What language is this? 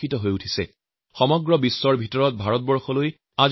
Assamese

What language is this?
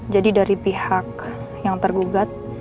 Indonesian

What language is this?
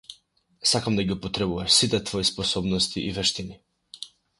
Macedonian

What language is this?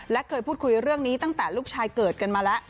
Thai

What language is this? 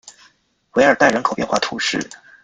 Chinese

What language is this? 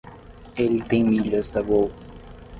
Portuguese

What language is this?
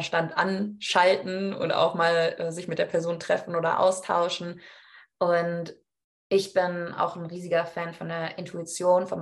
German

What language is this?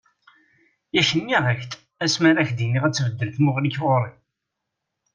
Kabyle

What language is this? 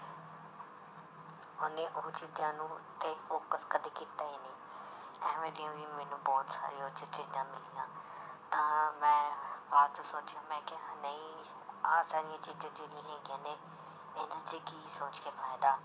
Punjabi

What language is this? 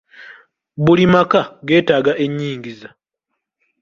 Ganda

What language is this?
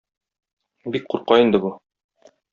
Tatar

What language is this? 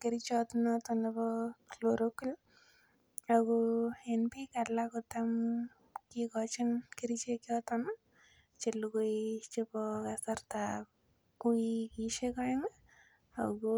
Kalenjin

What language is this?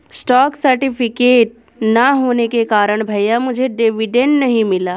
Hindi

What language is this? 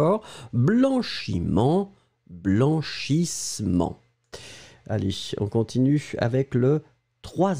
French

